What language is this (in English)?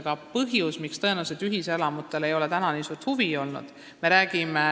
Estonian